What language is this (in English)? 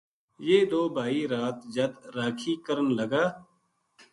Gujari